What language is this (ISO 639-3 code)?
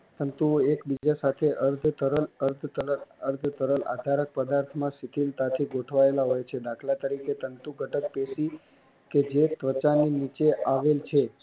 guj